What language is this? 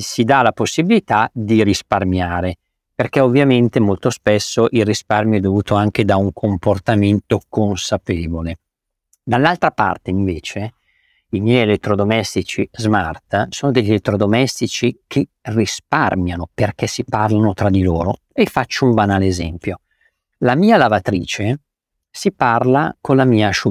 Italian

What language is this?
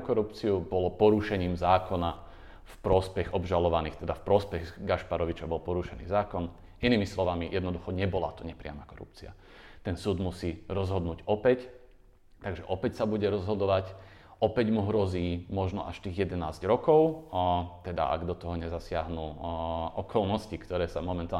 Slovak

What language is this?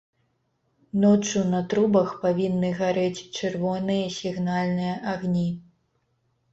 Belarusian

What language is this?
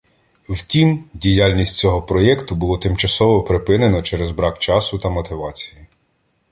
Ukrainian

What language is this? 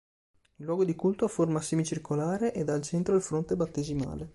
Italian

